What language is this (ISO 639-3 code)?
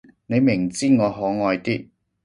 yue